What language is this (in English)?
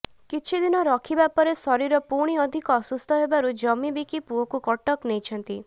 Odia